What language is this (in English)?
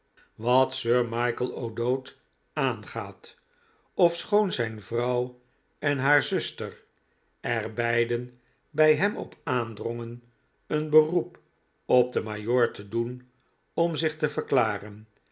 Dutch